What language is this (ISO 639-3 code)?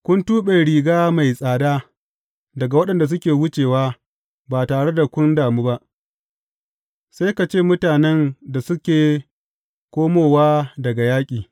hau